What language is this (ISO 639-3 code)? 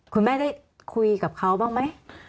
tha